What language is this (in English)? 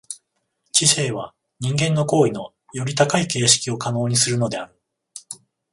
Japanese